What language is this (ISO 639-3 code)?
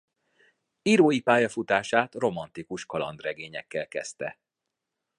hun